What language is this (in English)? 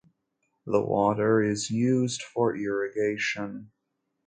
English